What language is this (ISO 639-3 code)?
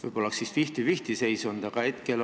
est